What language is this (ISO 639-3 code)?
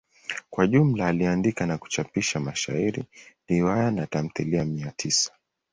swa